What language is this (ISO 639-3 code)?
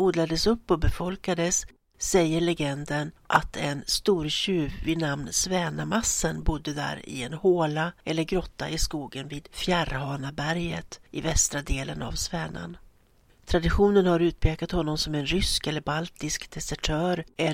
swe